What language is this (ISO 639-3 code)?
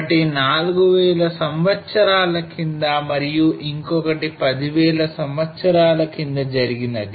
tel